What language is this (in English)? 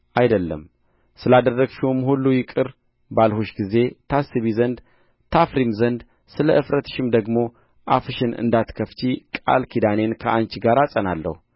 Amharic